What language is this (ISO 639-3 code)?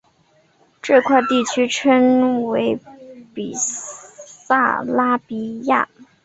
zho